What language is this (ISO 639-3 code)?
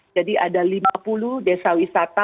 ind